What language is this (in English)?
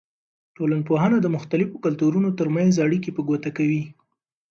Pashto